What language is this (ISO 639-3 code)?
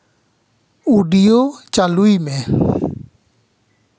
sat